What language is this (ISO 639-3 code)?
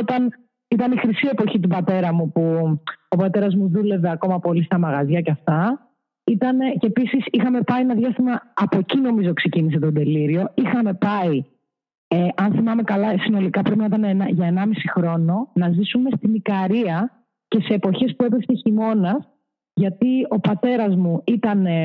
ell